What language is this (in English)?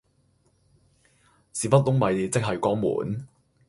Cantonese